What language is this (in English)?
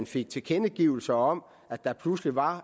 Danish